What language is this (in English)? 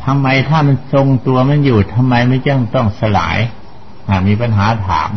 Thai